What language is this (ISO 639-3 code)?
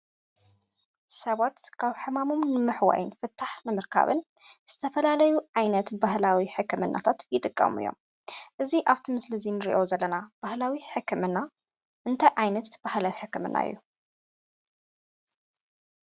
tir